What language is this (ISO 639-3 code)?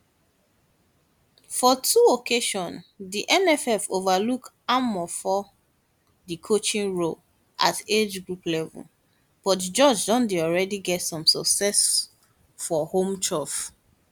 pcm